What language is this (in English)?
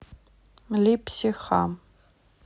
Russian